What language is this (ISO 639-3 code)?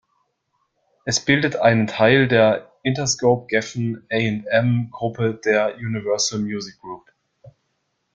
deu